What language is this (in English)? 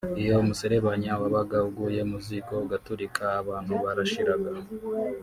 Kinyarwanda